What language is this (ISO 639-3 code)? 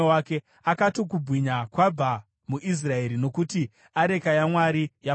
sna